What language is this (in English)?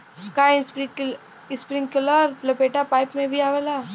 Bhojpuri